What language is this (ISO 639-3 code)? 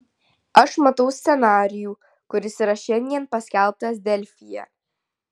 lit